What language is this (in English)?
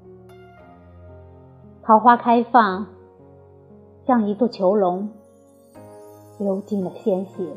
Chinese